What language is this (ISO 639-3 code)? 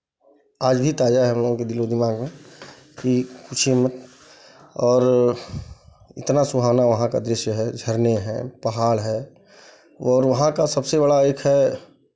hin